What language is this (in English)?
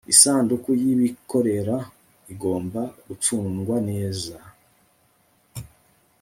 Kinyarwanda